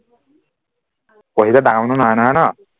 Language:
Assamese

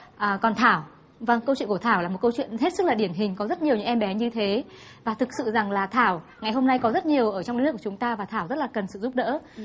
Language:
Vietnamese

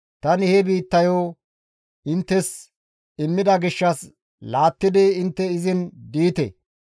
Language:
Gamo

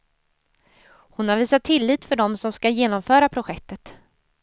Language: Swedish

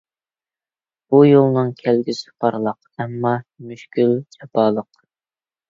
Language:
Uyghur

